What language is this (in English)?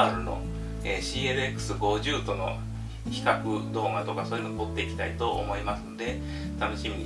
Japanese